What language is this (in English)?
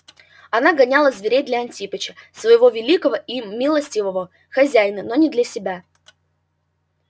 Russian